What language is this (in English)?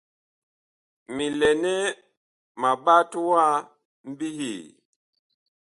Bakoko